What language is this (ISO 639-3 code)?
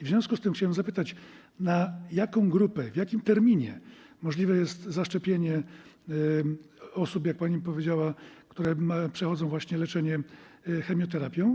pol